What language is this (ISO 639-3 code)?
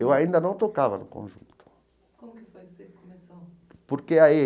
por